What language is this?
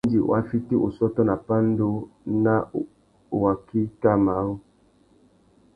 Tuki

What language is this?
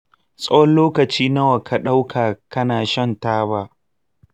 Hausa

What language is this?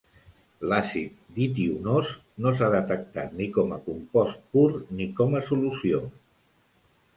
Catalan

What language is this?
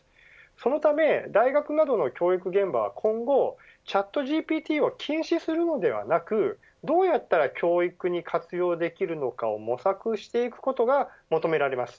Japanese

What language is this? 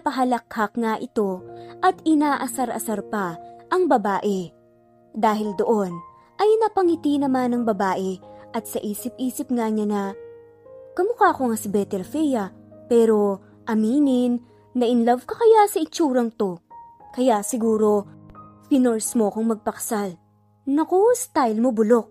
Filipino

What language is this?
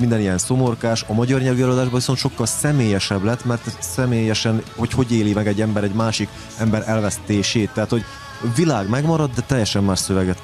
Hungarian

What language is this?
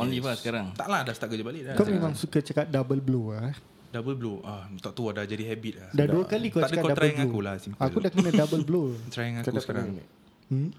Malay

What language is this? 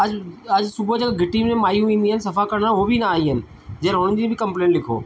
Sindhi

